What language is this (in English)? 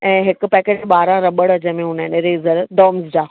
Sindhi